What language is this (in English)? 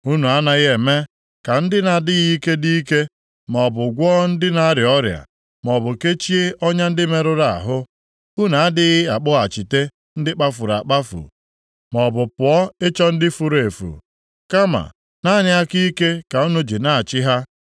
Igbo